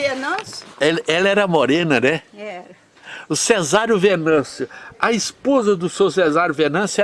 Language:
Portuguese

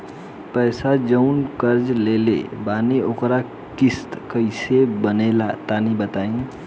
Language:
Bhojpuri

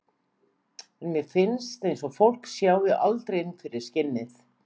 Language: Icelandic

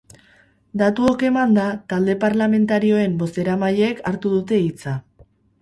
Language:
Basque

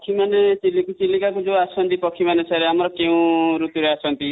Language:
Odia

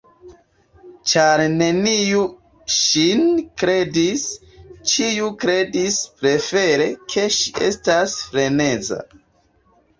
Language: Esperanto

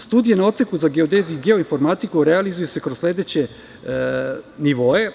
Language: Serbian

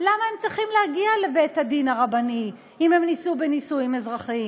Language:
Hebrew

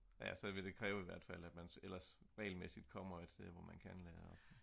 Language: Danish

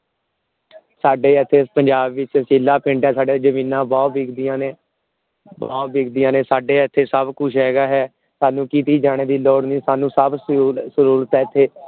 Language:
Punjabi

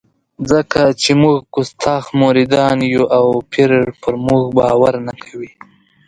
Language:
Pashto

